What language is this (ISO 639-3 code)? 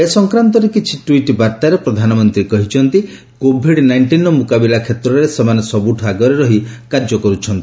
ori